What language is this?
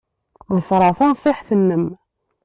Kabyle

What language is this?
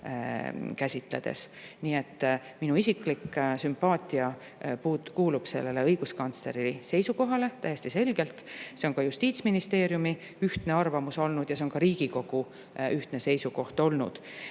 Estonian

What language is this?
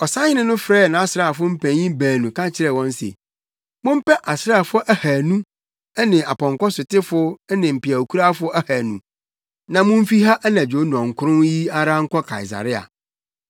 Akan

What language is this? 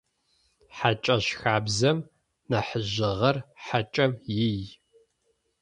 Adyghe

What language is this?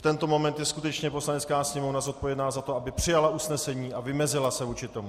Czech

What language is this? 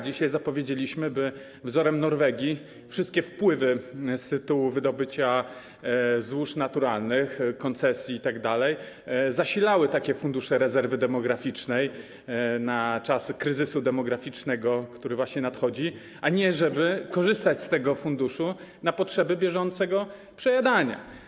Polish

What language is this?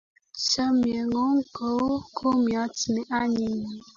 Kalenjin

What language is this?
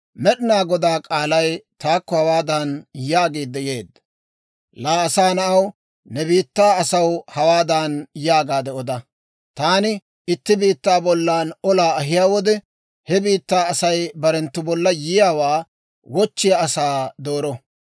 Dawro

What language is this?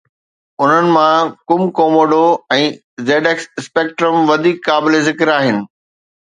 Sindhi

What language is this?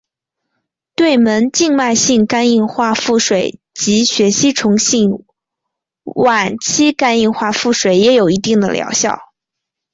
Chinese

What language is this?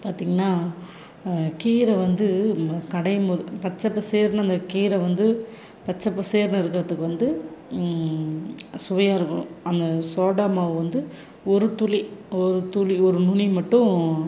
Tamil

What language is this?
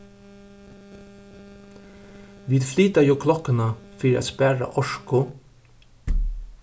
Faroese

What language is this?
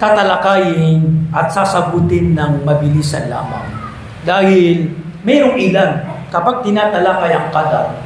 Filipino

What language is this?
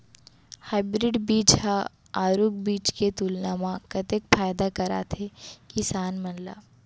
Chhattisgarhi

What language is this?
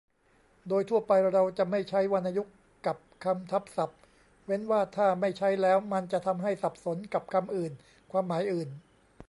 Thai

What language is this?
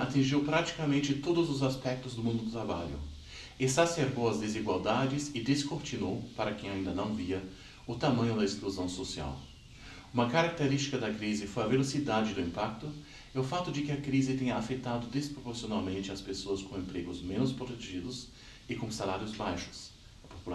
Portuguese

